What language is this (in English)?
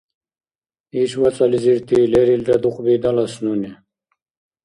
Dargwa